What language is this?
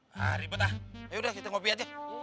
Indonesian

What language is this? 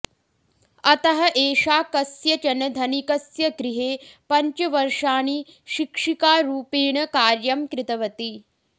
Sanskrit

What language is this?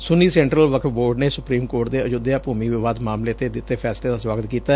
Punjabi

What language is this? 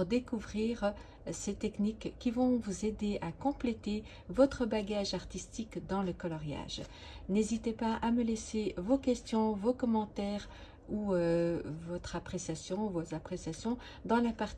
French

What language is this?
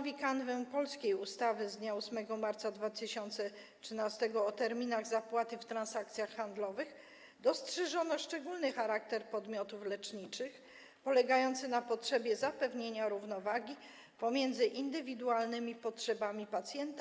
Polish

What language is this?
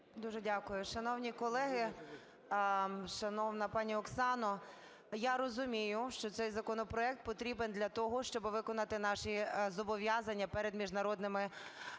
Ukrainian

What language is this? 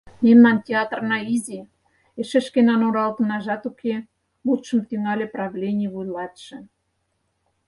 Mari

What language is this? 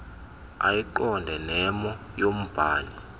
Xhosa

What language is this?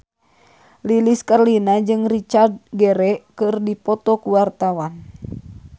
Sundanese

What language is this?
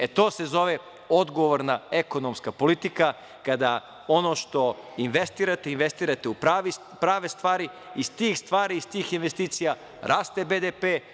Serbian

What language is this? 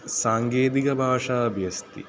Sanskrit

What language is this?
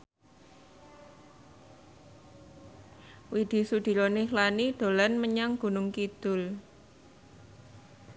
Javanese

